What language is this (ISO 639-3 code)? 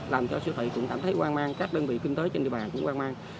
vie